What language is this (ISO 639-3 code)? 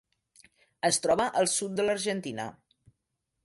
cat